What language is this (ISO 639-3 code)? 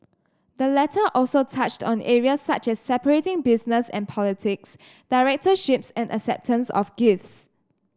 eng